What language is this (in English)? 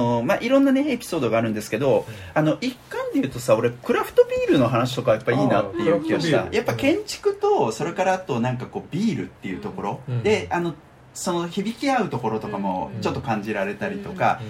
Japanese